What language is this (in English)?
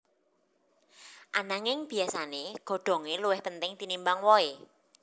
Javanese